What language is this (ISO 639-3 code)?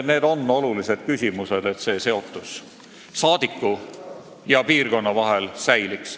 est